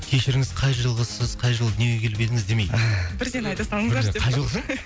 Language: Kazakh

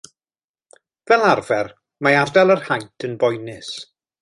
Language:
Welsh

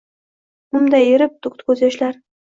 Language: Uzbek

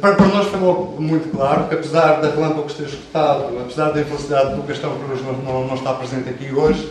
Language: Portuguese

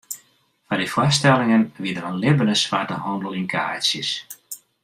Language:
Western Frisian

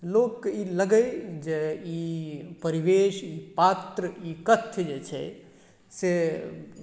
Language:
Maithili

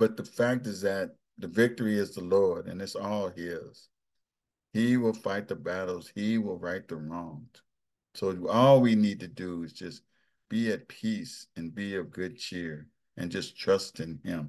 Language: English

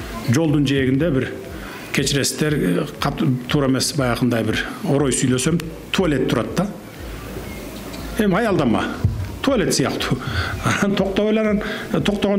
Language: Turkish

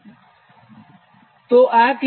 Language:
Gujarati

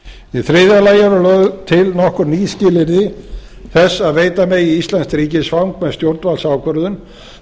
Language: Icelandic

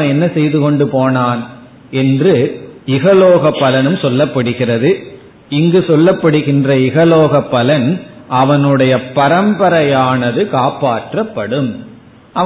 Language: Tamil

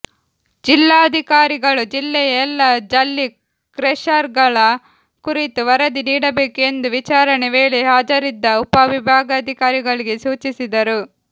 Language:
Kannada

